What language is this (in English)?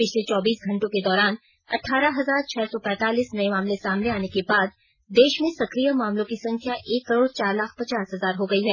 Hindi